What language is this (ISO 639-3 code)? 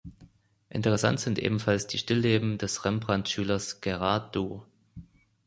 deu